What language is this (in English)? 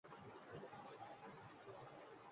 Urdu